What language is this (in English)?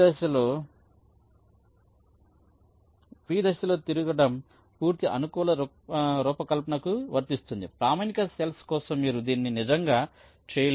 Telugu